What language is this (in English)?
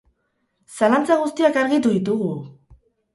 Basque